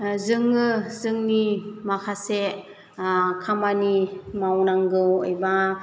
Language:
Bodo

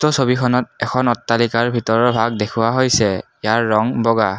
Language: Assamese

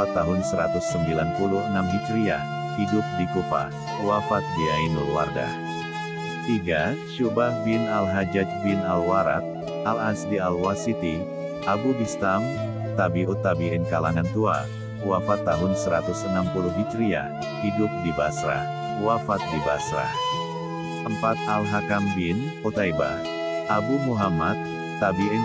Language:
Indonesian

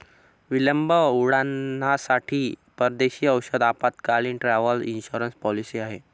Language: Marathi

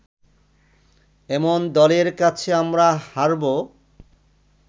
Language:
Bangla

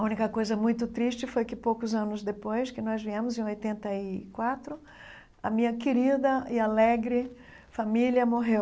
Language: Portuguese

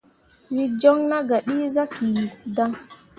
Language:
Mundang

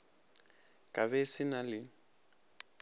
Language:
Northern Sotho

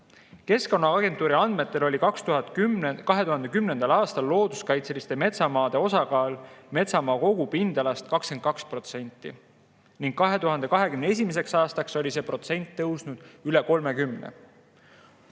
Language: Estonian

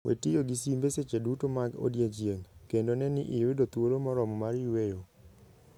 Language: Luo (Kenya and Tanzania)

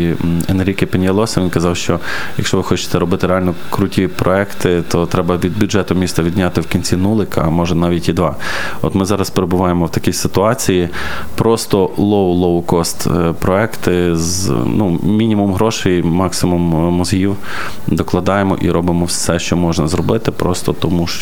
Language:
Ukrainian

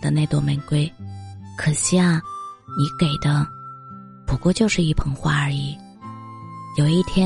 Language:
Chinese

